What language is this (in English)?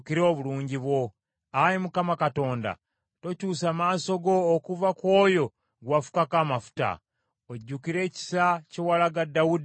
Ganda